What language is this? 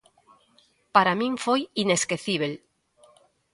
Galician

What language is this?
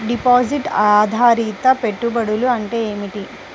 Telugu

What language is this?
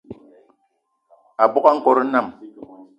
Eton (Cameroon)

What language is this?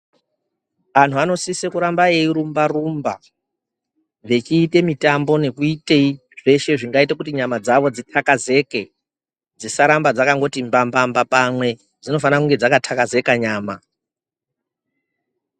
Ndau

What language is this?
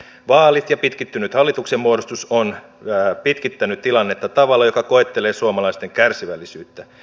Finnish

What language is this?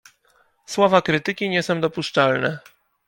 Polish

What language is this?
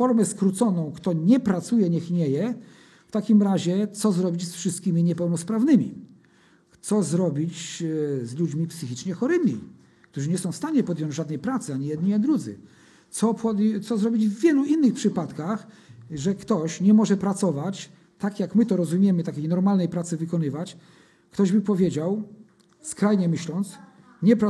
Polish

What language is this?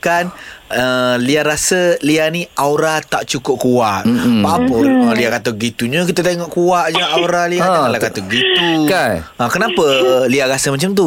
Malay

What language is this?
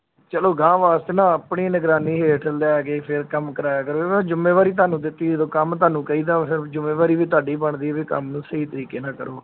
Punjabi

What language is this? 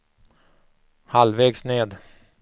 Swedish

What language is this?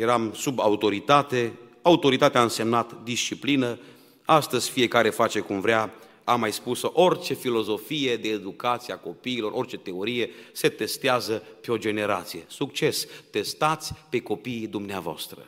Romanian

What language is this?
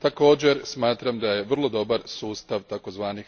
Croatian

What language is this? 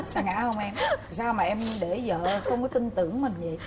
Vietnamese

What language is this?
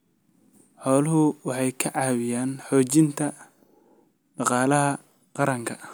Somali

